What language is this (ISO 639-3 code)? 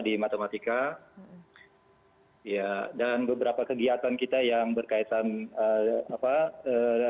ind